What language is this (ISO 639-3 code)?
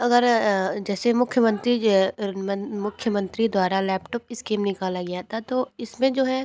hin